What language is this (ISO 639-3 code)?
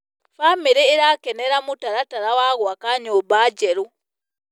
kik